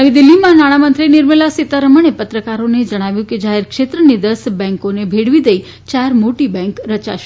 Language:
Gujarati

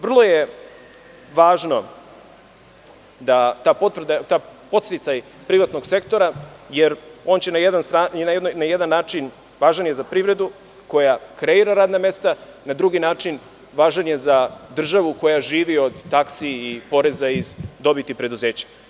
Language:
Serbian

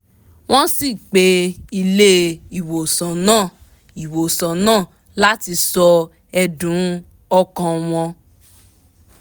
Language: Yoruba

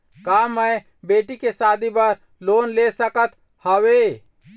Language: Chhattisgarhi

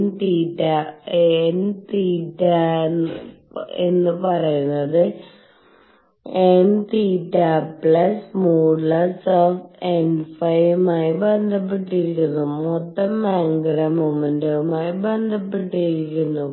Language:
Malayalam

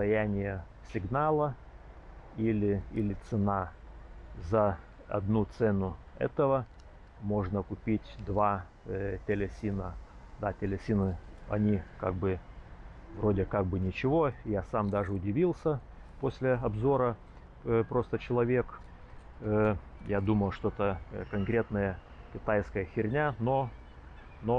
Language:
Russian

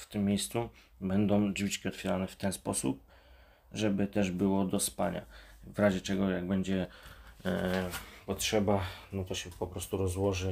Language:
Polish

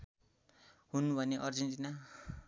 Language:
Nepali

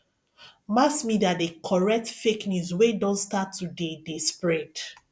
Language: Nigerian Pidgin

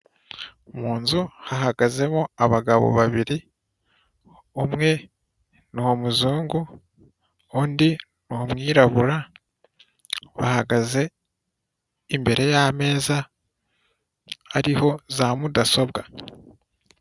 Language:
Kinyarwanda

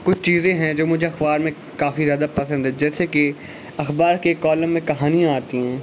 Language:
Urdu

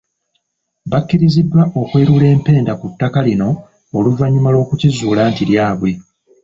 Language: Ganda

